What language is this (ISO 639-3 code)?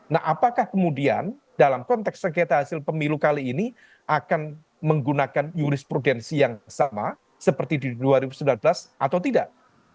ind